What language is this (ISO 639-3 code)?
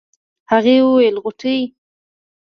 pus